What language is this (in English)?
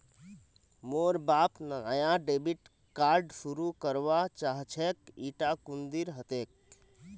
Magahi